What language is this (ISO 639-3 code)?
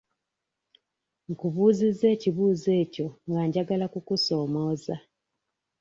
lug